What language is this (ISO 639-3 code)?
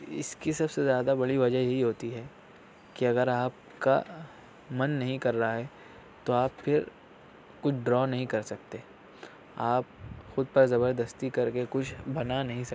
urd